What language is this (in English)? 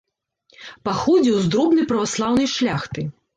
Belarusian